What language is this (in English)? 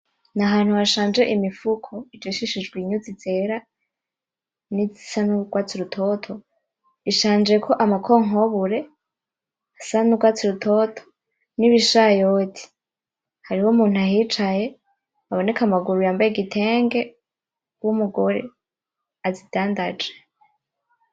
Rundi